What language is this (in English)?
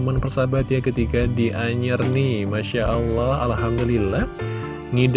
Indonesian